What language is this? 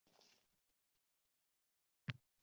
Uzbek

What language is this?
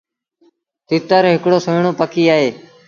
Sindhi Bhil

